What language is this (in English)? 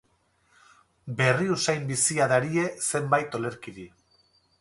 Basque